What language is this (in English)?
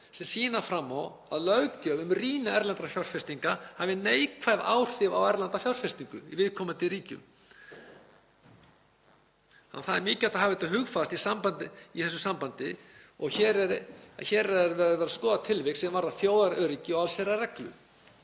Icelandic